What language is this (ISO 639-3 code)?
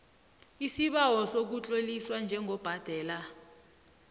nbl